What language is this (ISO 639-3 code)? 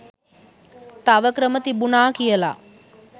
sin